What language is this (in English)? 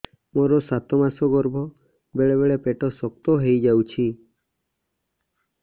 Odia